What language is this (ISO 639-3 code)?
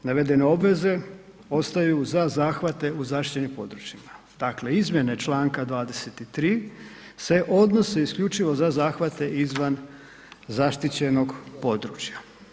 hrv